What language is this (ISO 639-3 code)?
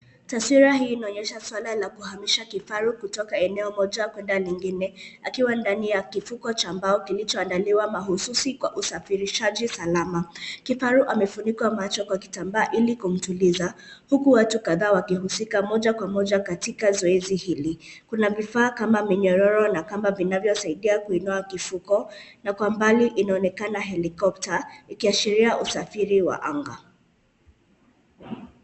swa